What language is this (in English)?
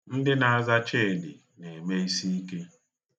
Igbo